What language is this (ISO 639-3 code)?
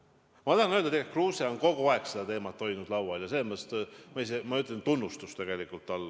est